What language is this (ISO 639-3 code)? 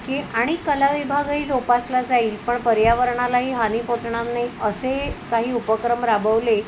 mar